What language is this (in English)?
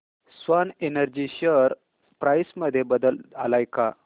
Marathi